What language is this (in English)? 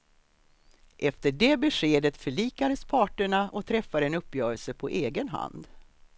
Swedish